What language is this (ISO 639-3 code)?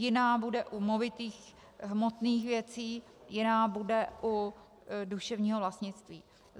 ces